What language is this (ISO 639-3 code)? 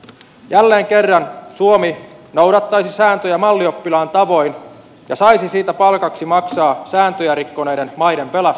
fin